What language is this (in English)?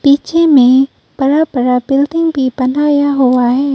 Hindi